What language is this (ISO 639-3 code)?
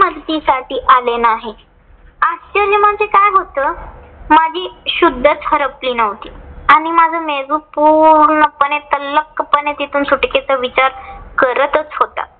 mar